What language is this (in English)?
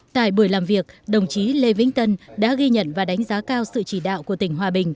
Vietnamese